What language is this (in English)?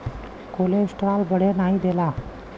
Bhojpuri